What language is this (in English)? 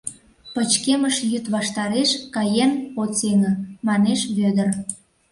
Mari